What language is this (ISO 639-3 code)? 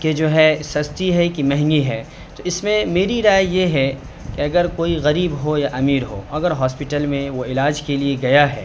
urd